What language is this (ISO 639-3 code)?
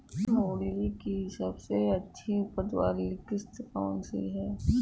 hin